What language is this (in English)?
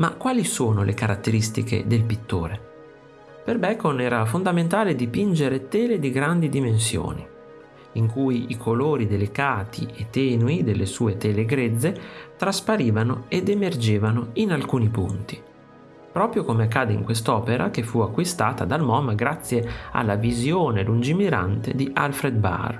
Italian